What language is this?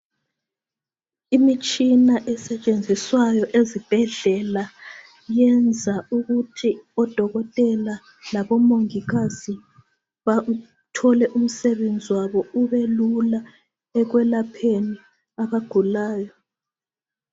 North Ndebele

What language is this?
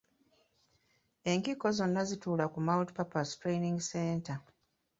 Ganda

